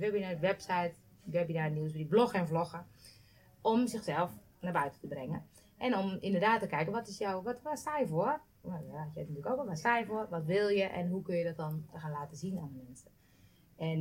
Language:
Dutch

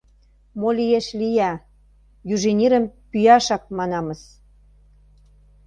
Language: Mari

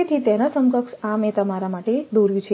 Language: Gujarati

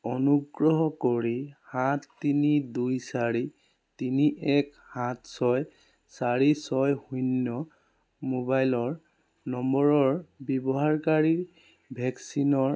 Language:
Assamese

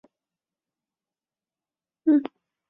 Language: Chinese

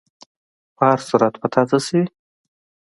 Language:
Pashto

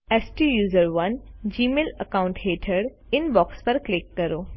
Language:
Gujarati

